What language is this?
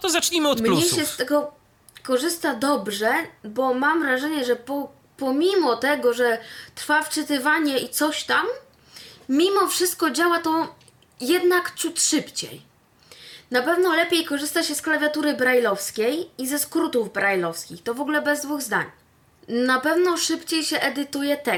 Polish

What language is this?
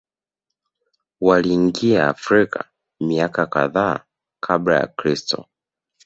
Swahili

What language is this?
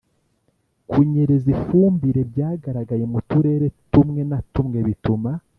Kinyarwanda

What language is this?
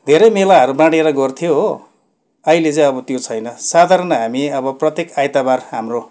Nepali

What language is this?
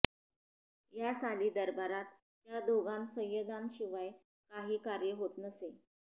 Marathi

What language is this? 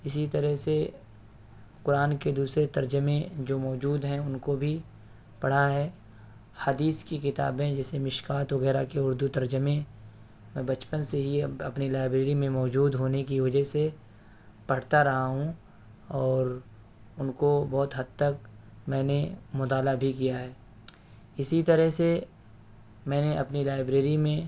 Urdu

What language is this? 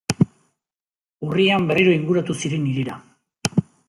Basque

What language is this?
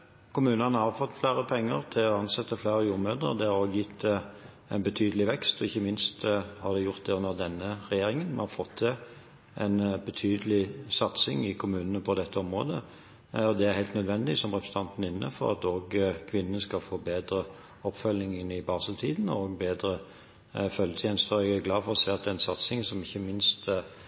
Norwegian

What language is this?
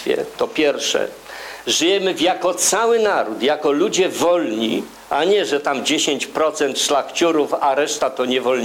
Polish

